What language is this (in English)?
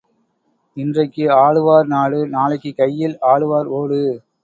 Tamil